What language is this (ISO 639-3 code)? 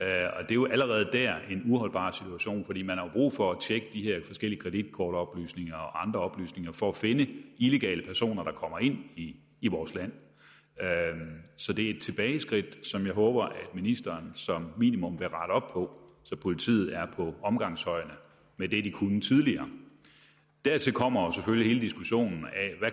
dan